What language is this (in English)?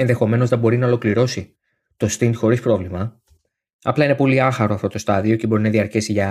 Greek